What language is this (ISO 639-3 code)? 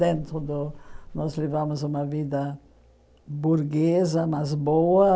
por